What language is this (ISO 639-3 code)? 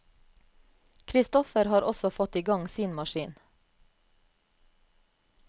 nor